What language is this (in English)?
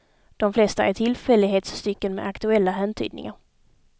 Swedish